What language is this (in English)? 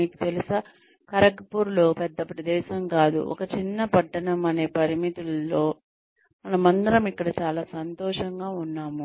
Telugu